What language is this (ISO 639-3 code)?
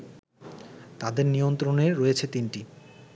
ben